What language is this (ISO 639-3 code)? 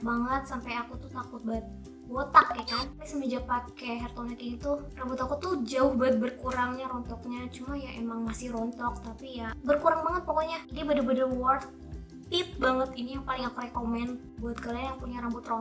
ind